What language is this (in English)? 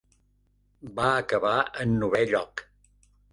Catalan